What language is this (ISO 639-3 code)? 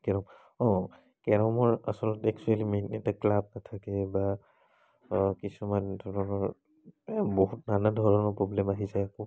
asm